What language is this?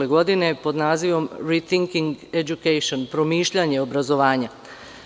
Serbian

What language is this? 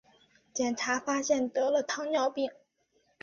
Chinese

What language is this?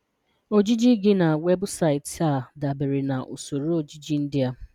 Igbo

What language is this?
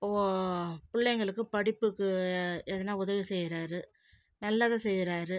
Tamil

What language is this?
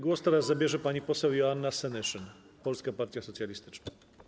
Polish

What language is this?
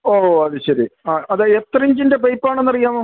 Malayalam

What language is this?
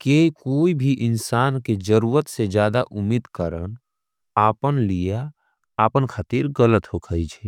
Angika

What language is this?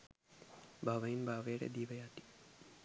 Sinhala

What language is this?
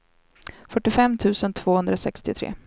Swedish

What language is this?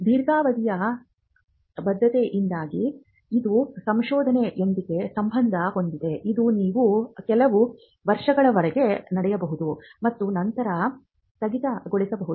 Kannada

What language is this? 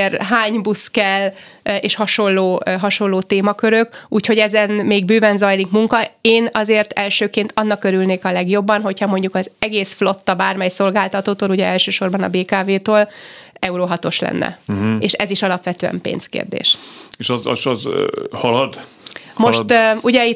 Hungarian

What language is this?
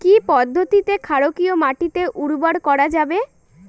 Bangla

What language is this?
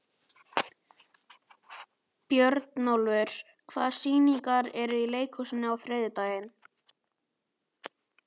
Icelandic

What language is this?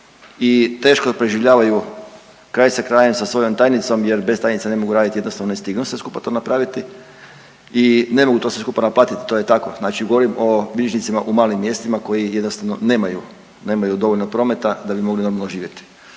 Croatian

